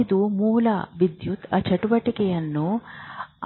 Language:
Kannada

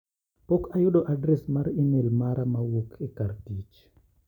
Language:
Luo (Kenya and Tanzania)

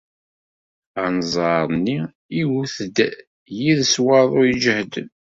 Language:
Kabyle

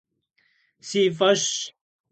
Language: Kabardian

